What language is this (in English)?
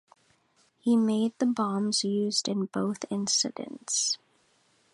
English